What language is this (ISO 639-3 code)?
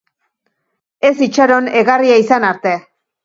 eus